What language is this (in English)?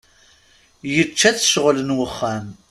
Kabyle